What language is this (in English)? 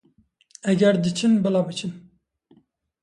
Kurdish